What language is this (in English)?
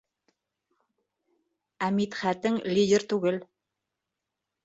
Bashkir